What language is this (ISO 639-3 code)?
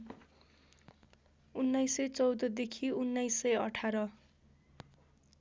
nep